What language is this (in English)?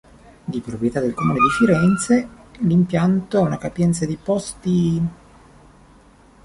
Italian